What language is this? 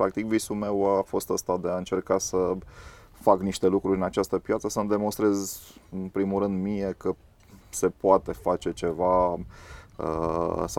Romanian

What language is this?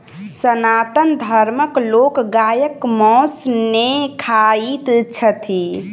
Maithili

